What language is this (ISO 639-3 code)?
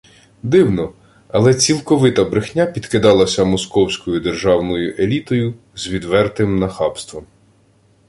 ukr